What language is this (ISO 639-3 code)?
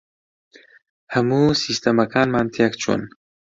ckb